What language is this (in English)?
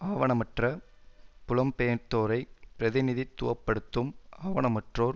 Tamil